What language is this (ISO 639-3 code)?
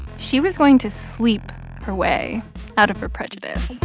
eng